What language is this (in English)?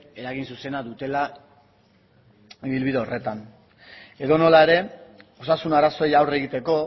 Basque